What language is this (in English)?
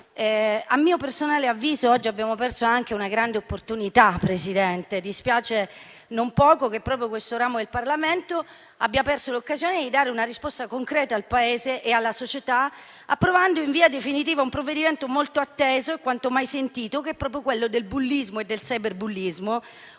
Italian